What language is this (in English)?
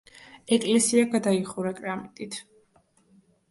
Georgian